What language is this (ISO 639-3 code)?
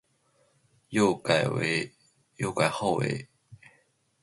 zho